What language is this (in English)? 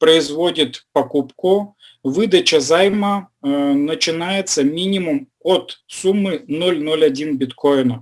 Russian